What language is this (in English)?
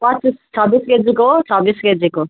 Nepali